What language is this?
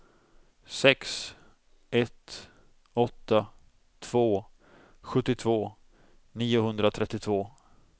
Swedish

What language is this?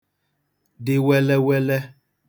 Igbo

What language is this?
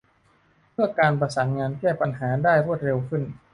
Thai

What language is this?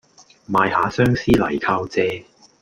Cantonese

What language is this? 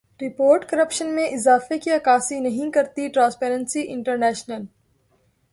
Urdu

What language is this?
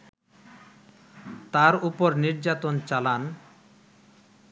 Bangla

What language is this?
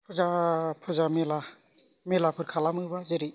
Bodo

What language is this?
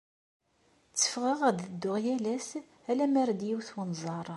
Kabyle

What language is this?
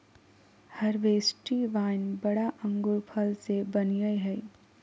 Magahi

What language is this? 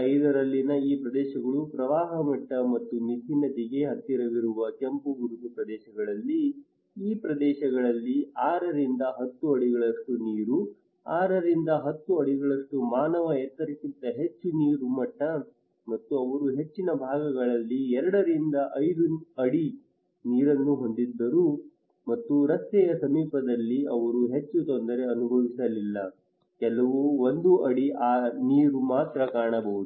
Kannada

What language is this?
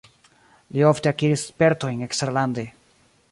Esperanto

